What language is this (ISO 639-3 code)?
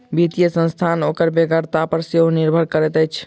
mai